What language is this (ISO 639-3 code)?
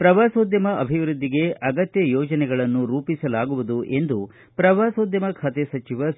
kan